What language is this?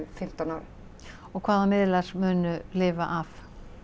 Icelandic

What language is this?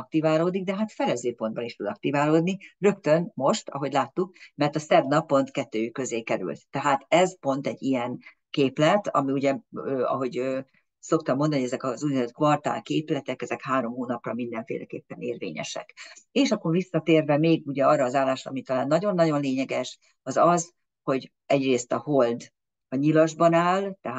Hungarian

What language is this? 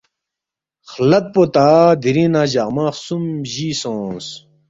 Balti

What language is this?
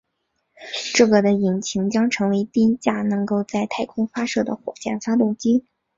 Chinese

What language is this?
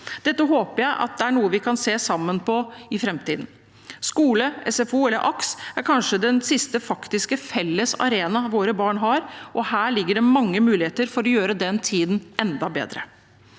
Norwegian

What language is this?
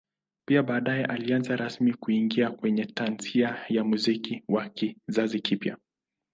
Swahili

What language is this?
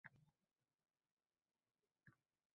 Uzbek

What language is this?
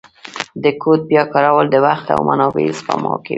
Pashto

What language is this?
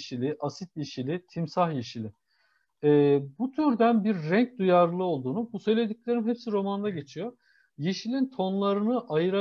Turkish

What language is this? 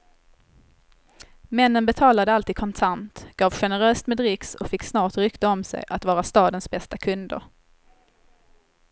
Swedish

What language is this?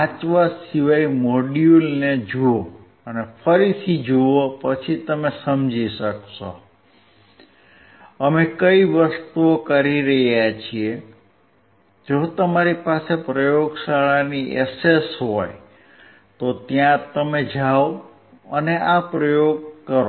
Gujarati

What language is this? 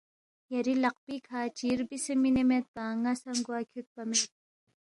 Balti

